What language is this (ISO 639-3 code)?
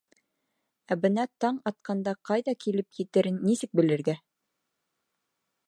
bak